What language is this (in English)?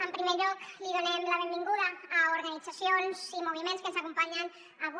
Catalan